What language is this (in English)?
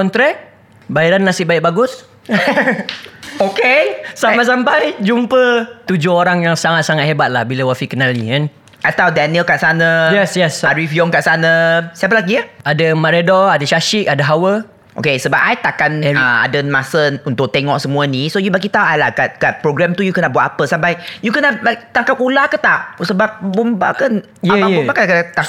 Malay